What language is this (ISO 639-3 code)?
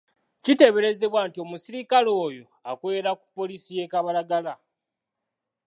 lug